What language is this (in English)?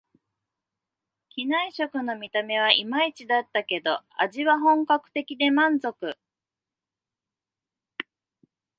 Japanese